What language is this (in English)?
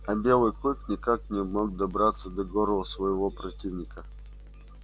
Russian